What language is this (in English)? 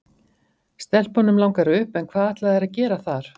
Icelandic